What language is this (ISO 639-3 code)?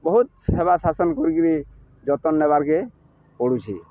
ori